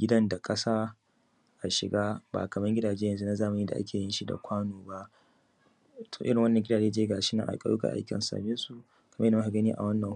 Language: Hausa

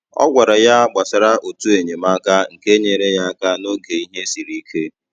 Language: Igbo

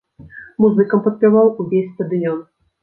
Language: Belarusian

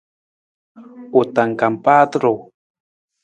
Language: Nawdm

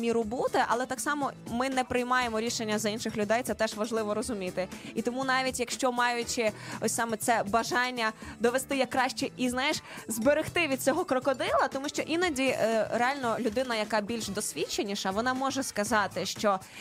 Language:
Ukrainian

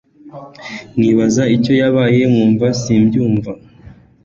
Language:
Kinyarwanda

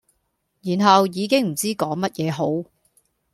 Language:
Cantonese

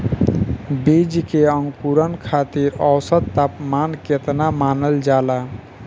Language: Bhojpuri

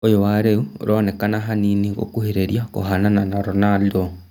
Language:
Kikuyu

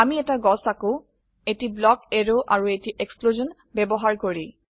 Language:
Assamese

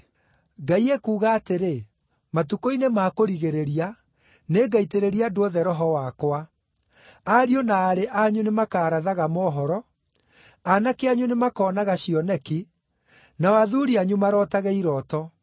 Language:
Kikuyu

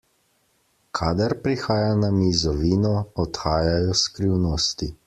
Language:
Slovenian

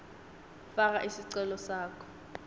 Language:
Swati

